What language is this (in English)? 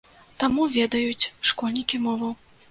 Belarusian